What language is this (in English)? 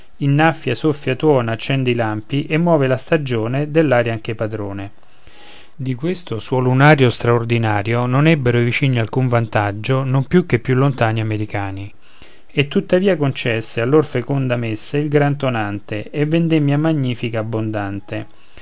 Italian